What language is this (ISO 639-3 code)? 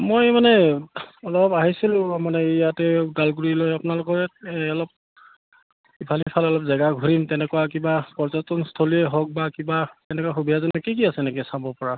asm